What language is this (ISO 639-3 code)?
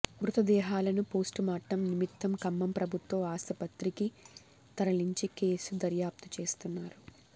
tel